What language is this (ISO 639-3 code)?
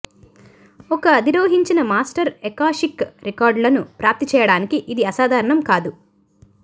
tel